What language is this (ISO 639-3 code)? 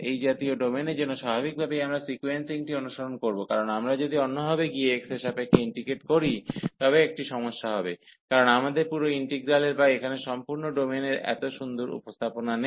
ben